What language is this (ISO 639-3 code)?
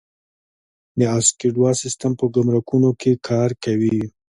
pus